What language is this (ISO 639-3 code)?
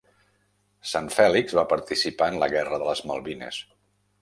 cat